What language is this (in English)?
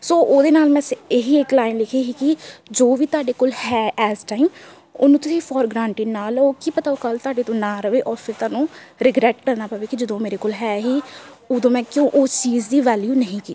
Punjabi